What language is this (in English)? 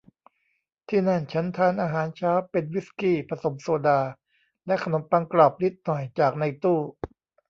Thai